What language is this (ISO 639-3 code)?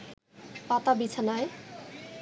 ben